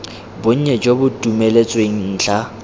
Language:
Tswana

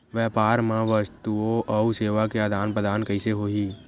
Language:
Chhattisgarhi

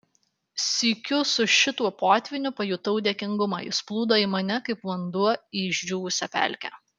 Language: Lithuanian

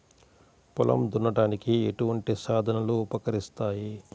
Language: Telugu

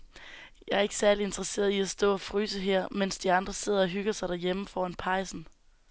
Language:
Danish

